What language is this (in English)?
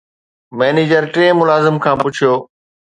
Sindhi